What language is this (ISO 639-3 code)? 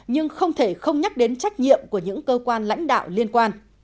vie